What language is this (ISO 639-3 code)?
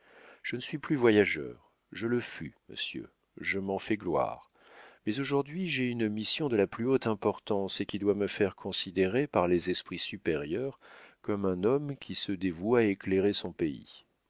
fra